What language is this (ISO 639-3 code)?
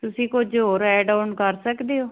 pan